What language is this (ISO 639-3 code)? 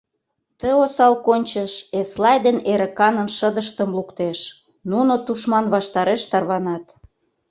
chm